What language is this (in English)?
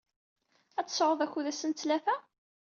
Kabyle